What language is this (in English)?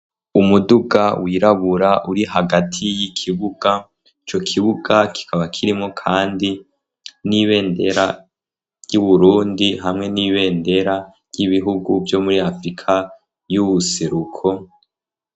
Rundi